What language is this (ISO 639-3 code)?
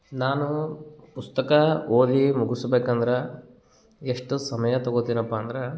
kan